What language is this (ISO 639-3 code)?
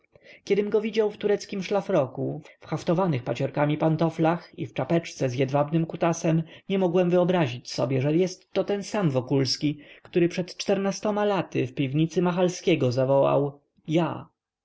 pol